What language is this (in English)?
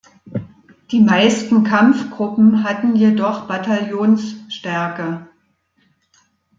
German